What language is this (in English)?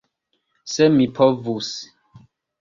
Esperanto